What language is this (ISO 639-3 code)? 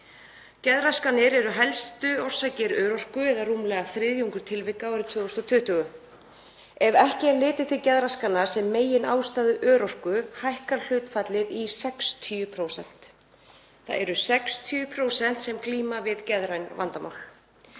isl